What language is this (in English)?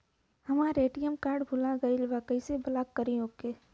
Bhojpuri